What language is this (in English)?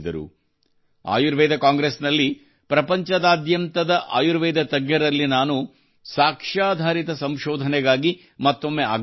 Kannada